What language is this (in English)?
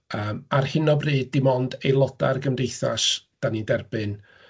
Welsh